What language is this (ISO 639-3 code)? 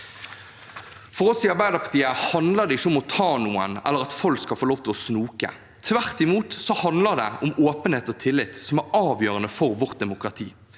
nor